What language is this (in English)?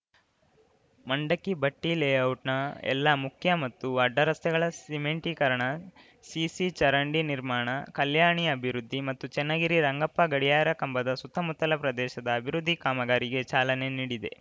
Kannada